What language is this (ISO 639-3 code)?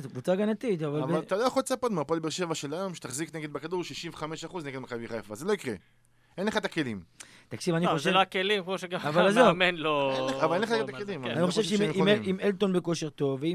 heb